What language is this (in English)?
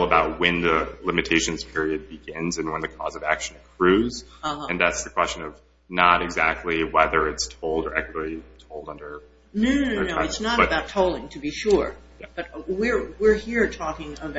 English